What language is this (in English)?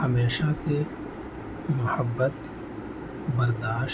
Urdu